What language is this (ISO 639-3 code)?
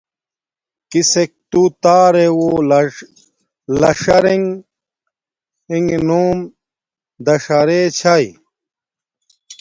dmk